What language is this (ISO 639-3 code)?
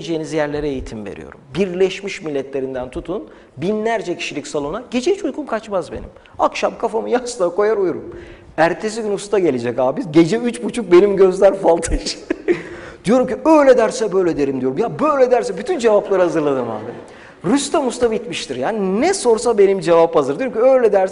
tur